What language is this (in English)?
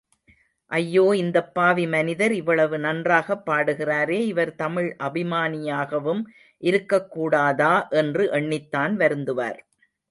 Tamil